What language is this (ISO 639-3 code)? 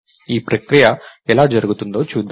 tel